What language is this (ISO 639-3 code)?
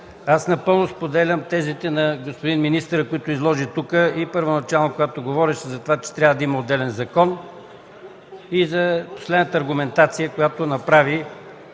bul